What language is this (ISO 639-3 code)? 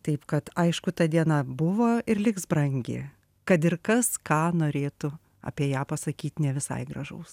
lit